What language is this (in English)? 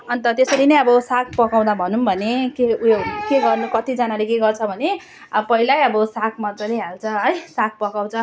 Nepali